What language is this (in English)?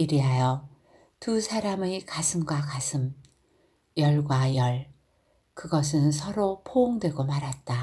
Korean